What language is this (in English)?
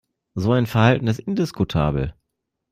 German